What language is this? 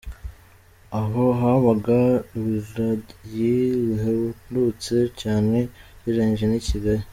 Kinyarwanda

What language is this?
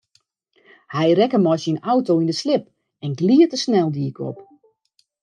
Western Frisian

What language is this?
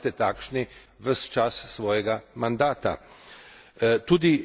Slovenian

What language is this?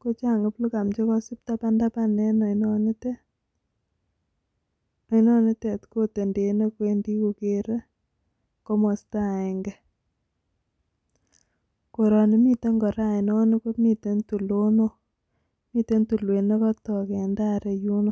Kalenjin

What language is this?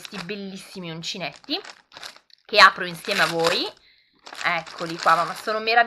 Italian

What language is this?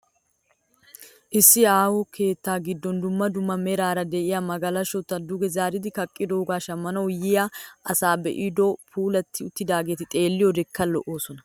Wolaytta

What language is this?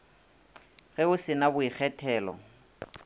Northern Sotho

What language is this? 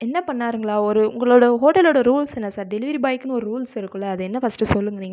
Tamil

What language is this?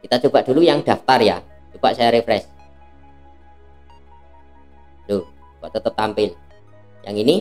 Indonesian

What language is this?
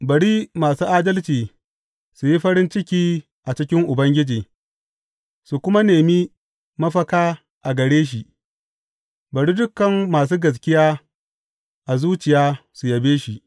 Hausa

